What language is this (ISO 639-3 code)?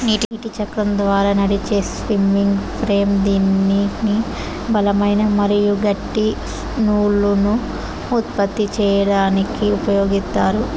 tel